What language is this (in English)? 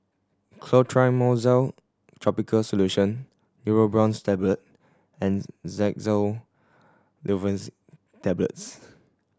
English